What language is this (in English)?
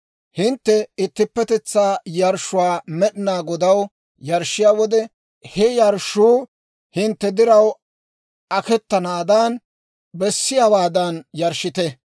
Dawro